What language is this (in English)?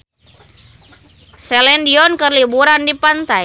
Sundanese